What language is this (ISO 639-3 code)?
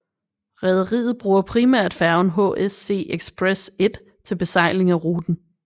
dan